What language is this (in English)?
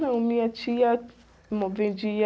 Portuguese